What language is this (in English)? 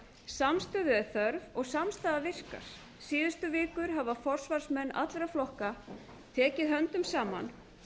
Icelandic